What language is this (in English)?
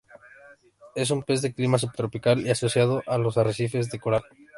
Spanish